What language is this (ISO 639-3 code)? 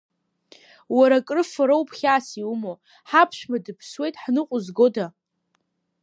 abk